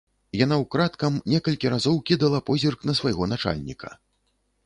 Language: Belarusian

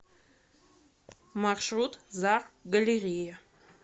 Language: Russian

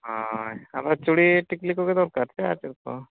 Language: Santali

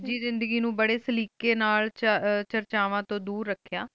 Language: Punjabi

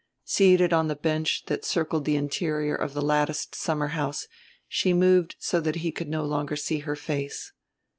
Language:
English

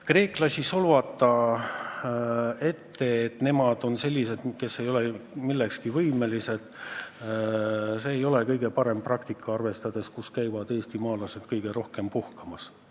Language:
Estonian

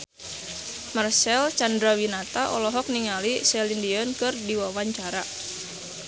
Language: Sundanese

